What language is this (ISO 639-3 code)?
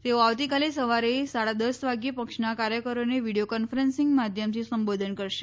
guj